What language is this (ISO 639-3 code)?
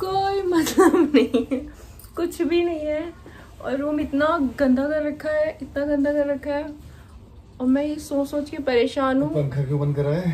hin